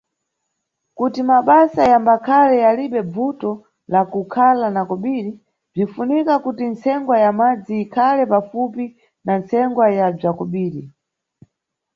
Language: Nyungwe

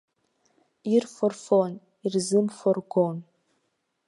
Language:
Abkhazian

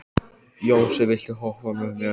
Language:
Icelandic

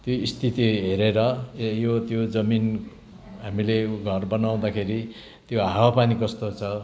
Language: Nepali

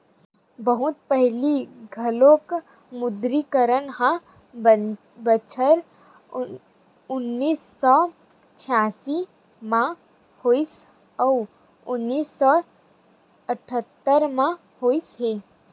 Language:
Chhattisgarhi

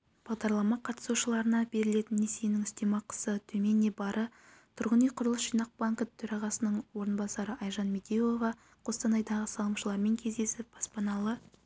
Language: Kazakh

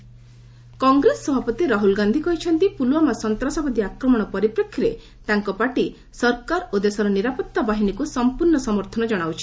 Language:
Odia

